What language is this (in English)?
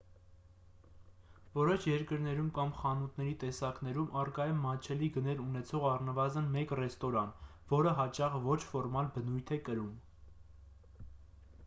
Armenian